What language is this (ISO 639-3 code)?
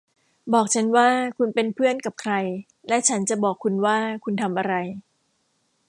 tha